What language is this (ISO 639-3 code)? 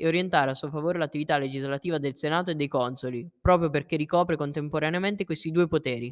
ita